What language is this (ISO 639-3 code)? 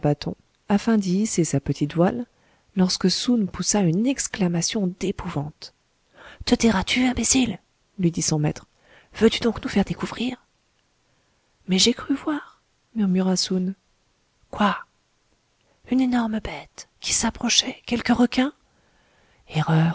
fra